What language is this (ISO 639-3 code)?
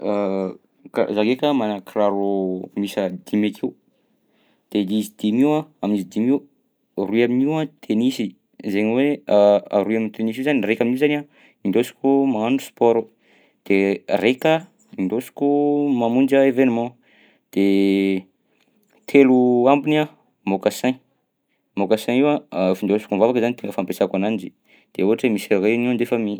bzc